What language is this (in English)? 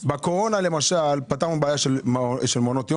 Hebrew